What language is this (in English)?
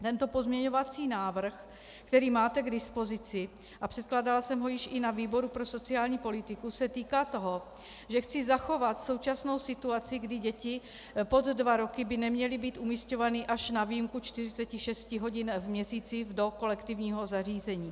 Czech